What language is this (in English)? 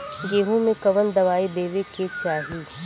Bhojpuri